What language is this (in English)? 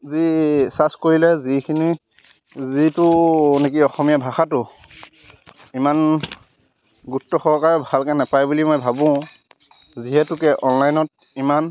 Assamese